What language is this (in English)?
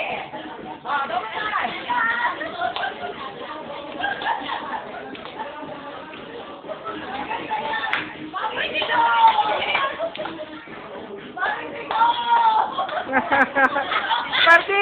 Indonesian